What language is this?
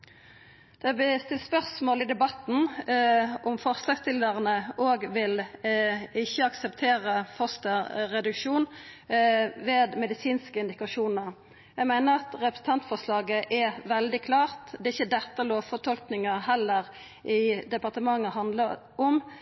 Norwegian Nynorsk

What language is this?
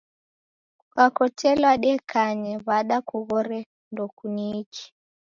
Taita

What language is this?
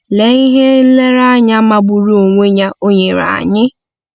Igbo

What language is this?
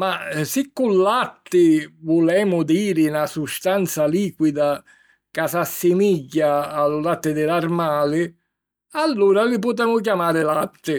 Sicilian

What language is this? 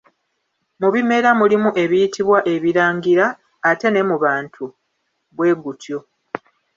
Ganda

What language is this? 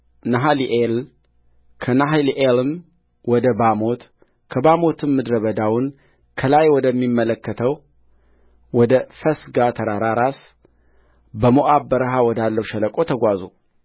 Amharic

